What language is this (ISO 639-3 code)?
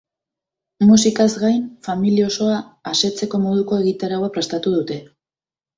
eus